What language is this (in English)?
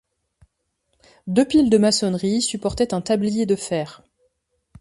French